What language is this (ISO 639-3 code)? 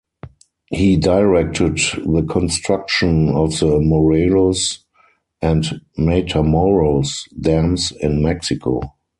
eng